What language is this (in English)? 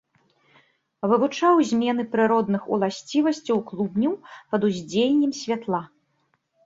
Belarusian